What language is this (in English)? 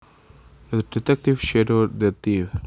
Javanese